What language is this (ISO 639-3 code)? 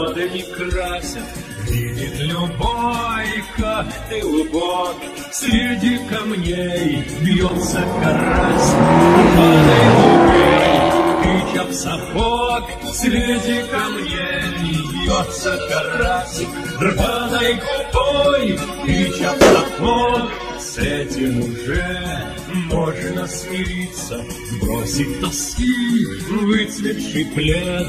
rus